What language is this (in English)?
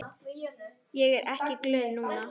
Icelandic